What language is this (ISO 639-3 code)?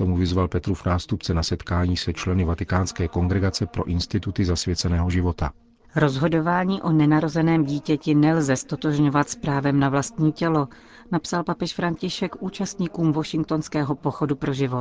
ces